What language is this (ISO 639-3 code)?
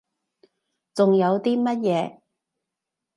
yue